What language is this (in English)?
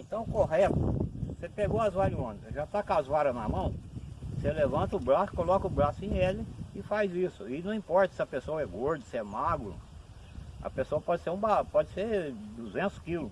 Portuguese